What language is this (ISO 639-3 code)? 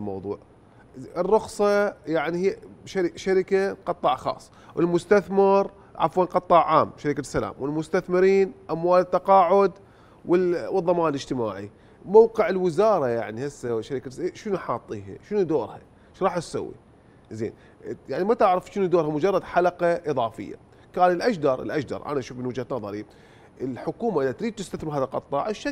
ara